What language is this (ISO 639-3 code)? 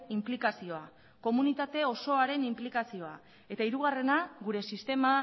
eus